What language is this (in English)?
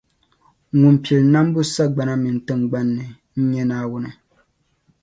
Dagbani